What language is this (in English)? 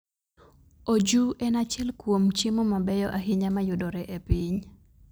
Luo (Kenya and Tanzania)